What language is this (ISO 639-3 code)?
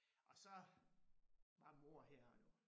dan